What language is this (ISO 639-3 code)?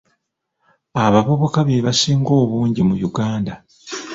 lug